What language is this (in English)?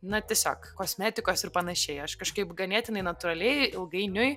Lithuanian